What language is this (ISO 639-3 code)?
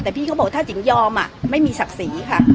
tha